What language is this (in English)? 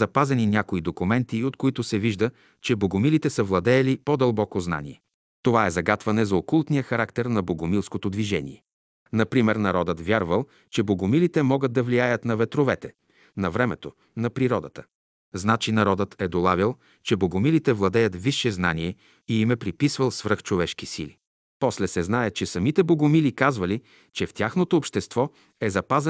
Bulgarian